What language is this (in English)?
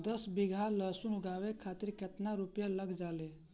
Bhojpuri